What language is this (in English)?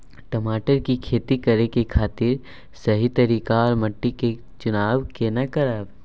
Maithili